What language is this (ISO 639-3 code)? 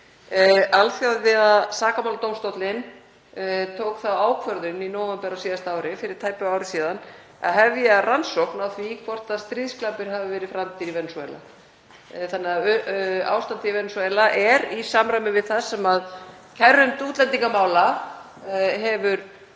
isl